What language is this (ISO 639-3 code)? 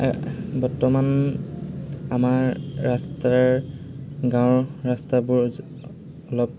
asm